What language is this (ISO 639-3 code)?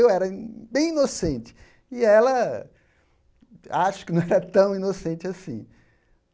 por